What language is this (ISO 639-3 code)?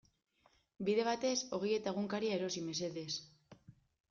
eus